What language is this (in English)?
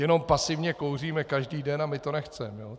Czech